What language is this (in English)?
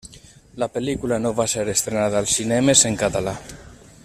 Catalan